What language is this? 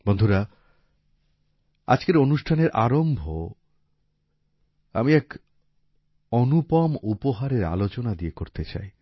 Bangla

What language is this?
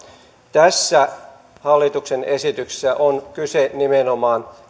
Finnish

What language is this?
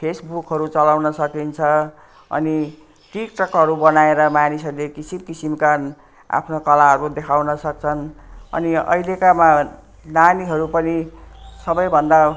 Nepali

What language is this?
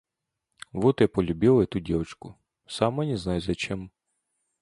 Russian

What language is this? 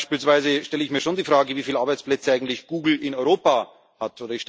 German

